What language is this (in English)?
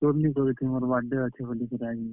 Odia